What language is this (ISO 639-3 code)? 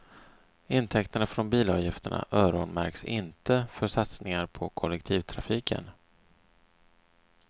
swe